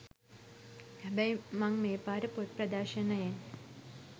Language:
Sinhala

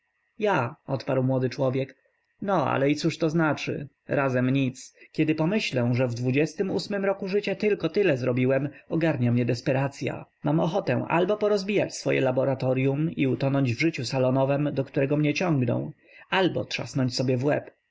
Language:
Polish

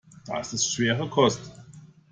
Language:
German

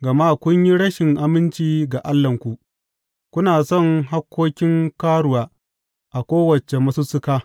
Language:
Hausa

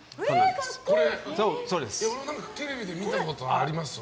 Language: Japanese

